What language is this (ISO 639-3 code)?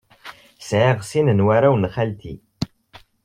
kab